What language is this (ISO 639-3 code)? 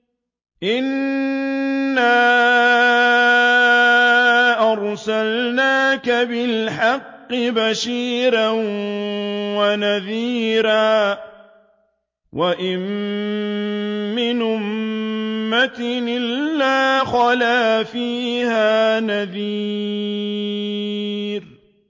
ara